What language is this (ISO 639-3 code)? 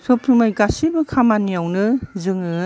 brx